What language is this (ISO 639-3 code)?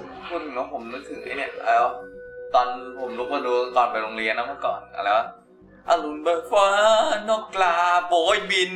tha